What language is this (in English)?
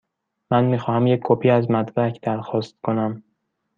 Persian